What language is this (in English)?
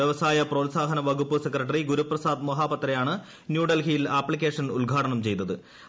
Malayalam